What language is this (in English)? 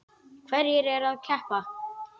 Icelandic